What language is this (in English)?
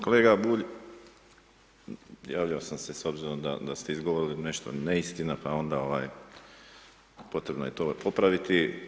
Croatian